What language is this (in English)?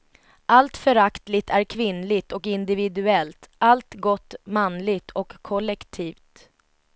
Swedish